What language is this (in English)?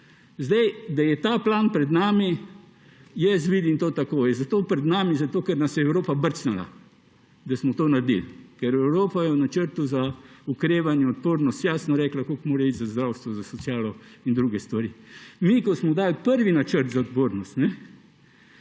Slovenian